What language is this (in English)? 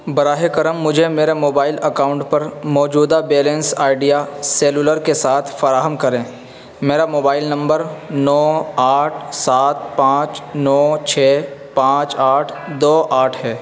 Urdu